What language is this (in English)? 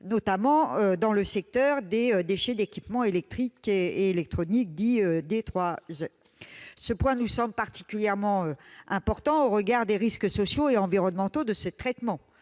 French